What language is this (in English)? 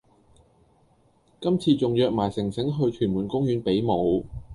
Cantonese